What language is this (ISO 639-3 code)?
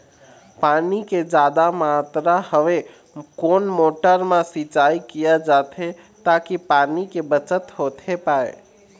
hne